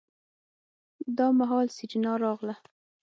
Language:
Pashto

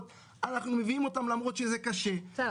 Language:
Hebrew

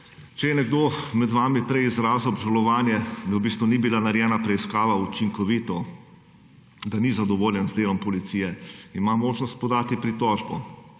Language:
Slovenian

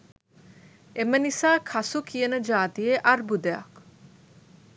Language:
Sinhala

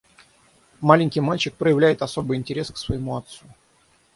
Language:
Russian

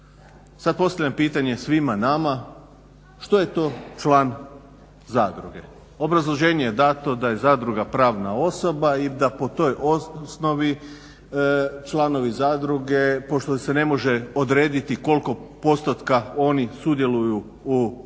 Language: Croatian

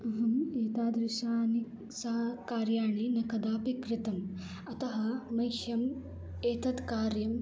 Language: Sanskrit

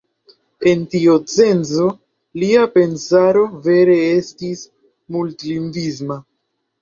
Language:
Esperanto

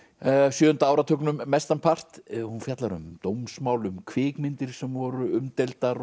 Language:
Icelandic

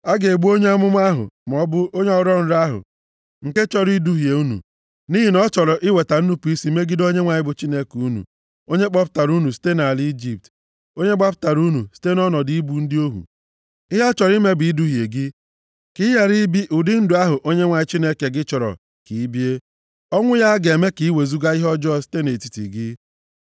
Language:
Igbo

